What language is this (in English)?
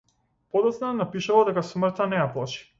Macedonian